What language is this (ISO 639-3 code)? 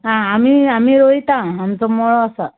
kok